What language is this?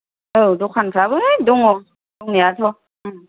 Bodo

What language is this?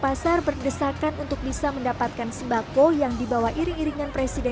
Indonesian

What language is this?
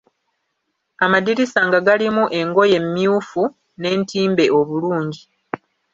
Ganda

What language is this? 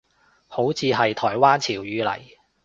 Cantonese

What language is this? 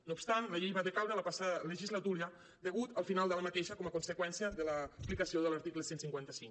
Catalan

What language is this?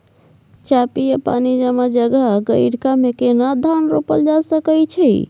Maithili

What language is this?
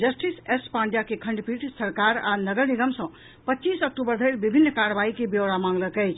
Maithili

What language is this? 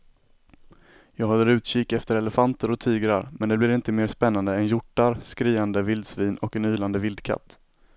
Swedish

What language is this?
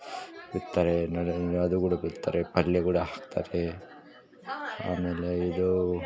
Kannada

